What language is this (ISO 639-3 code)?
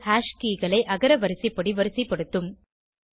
tam